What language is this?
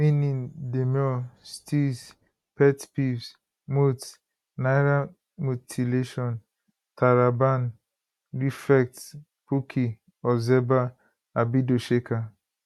Nigerian Pidgin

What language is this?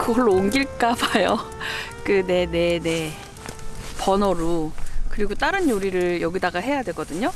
Korean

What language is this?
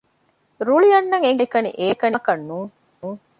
Divehi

